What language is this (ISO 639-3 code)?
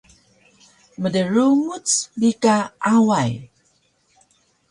trv